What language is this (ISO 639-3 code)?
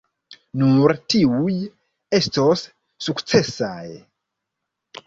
epo